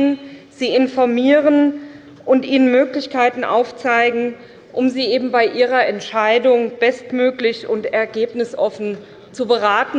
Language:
German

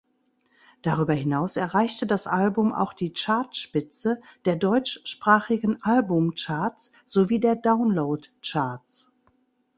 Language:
German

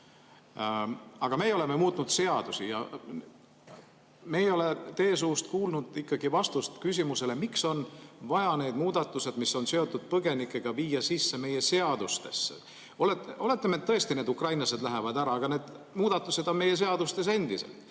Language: Estonian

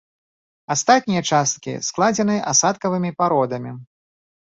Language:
Belarusian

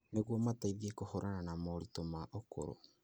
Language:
Kikuyu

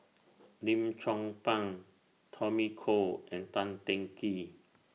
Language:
English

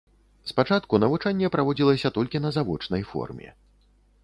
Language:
Belarusian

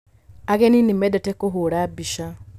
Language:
Kikuyu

